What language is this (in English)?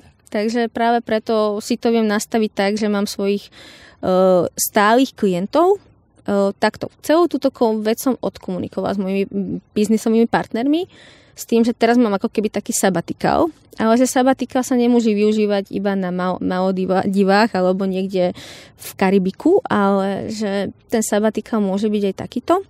Slovak